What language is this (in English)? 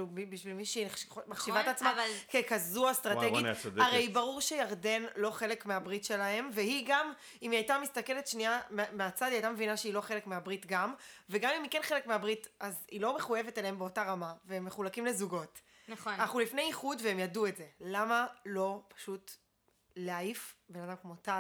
Hebrew